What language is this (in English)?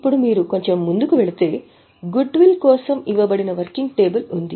Telugu